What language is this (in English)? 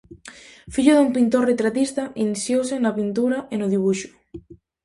Galician